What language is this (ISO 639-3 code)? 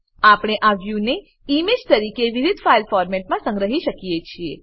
guj